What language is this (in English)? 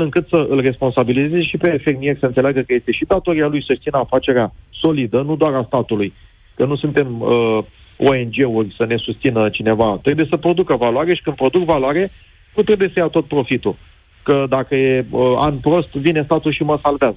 Romanian